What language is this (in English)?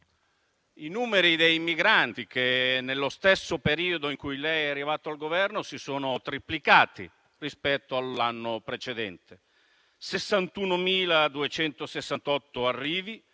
Italian